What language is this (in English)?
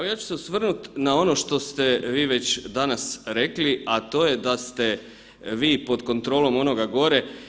Croatian